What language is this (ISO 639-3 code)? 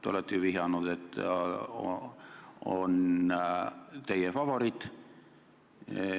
est